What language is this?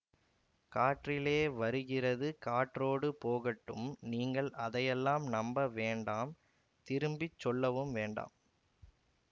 Tamil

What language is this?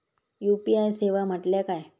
Marathi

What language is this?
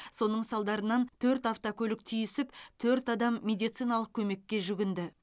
Kazakh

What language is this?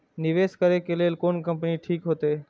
Maithili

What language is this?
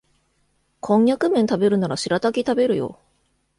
Japanese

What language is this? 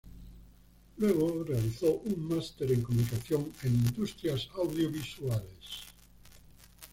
Spanish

